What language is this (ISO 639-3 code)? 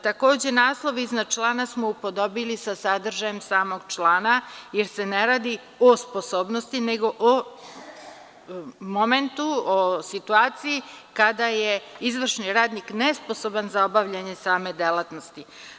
srp